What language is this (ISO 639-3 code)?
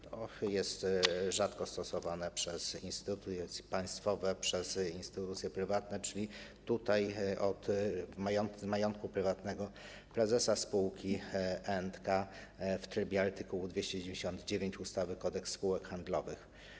pol